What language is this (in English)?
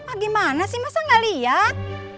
Indonesian